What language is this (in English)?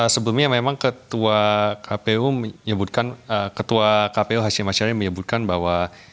Indonesian